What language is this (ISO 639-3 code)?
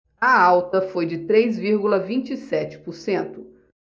por